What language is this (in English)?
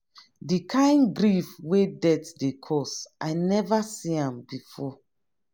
Nigerian Pidgin